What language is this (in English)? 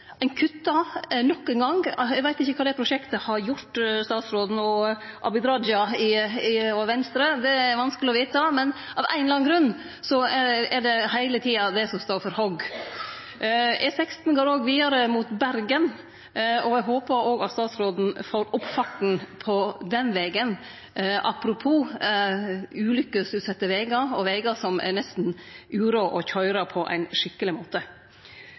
Norwegian Nynorsk